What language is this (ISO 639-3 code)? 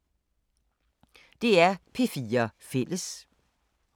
dan